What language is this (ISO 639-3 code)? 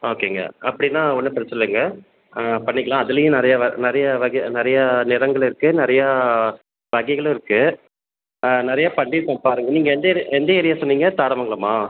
tam